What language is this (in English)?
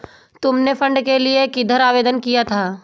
Hindi